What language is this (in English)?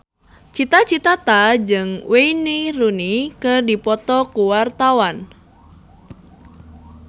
Sundanese